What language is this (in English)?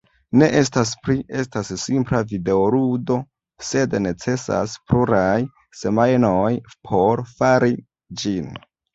Esperanto